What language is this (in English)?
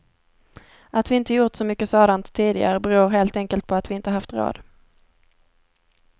Swedish